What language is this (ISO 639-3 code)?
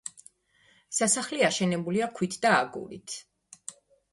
kat